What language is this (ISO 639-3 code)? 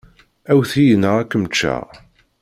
kab